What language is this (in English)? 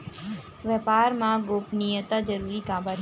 Chhattisgarhi